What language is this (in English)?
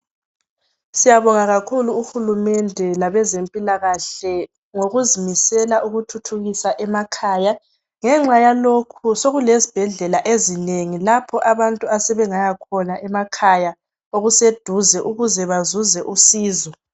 North Ndebele